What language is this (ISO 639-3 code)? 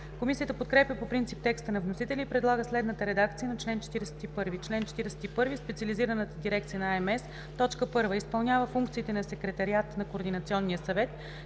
bul